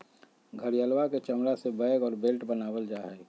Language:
Magahi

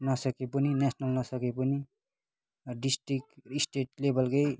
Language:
Nepali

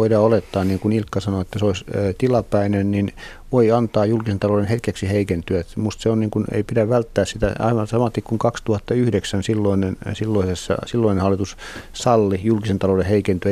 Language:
Finnish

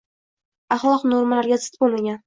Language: Uzbek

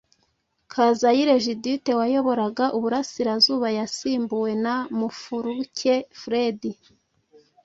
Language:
Kinyarwanda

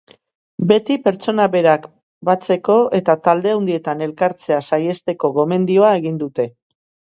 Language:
Basque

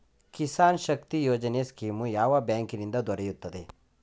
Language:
Kannada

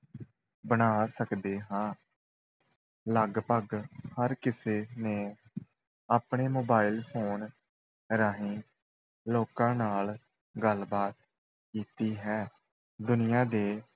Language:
Punjabi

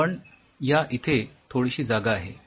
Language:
Marathi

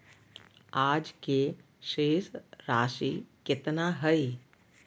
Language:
Magahi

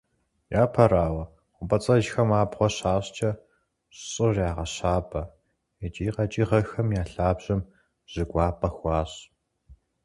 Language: Kabardian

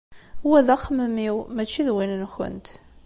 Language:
Kabyle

